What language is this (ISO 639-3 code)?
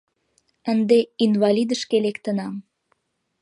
chm